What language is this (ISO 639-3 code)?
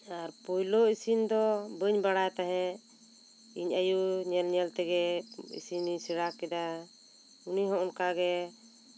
sat